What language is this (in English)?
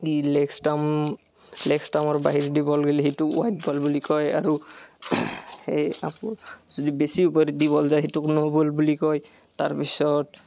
Assamese